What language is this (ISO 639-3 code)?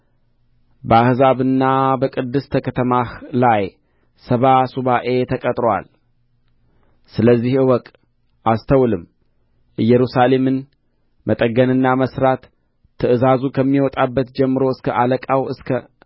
amh